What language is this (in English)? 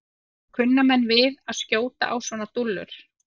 Icelandic